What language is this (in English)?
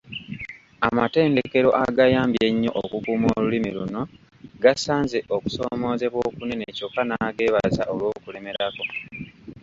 Ganda